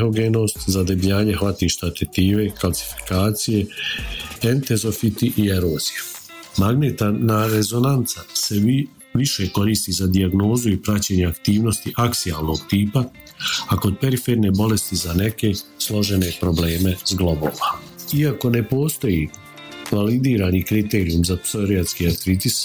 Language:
Croatian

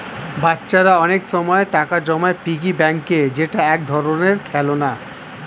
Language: Bangla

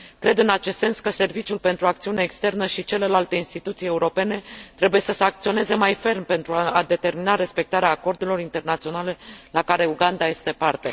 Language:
Romanian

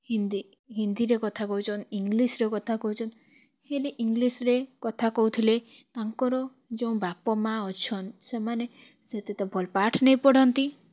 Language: Odia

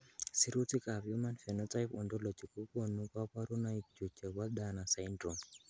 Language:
Kalenjin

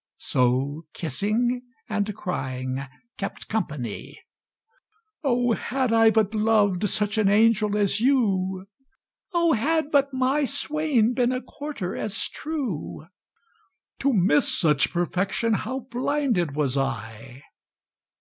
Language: English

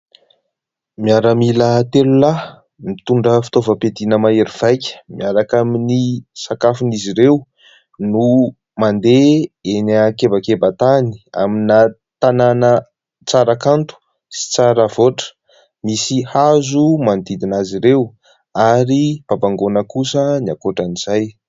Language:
Malagasy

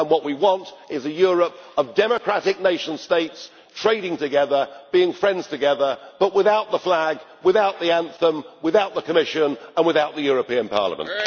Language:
English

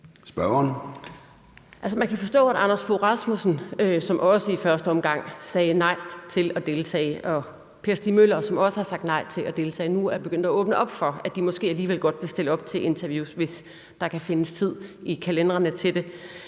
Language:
Danish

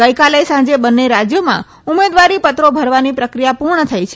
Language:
Gujarati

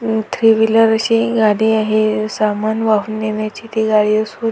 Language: Marathi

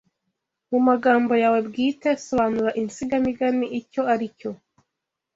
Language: Kinyarwanda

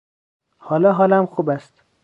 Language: Persian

